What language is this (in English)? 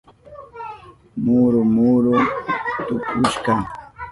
Southern Pastaza Quechua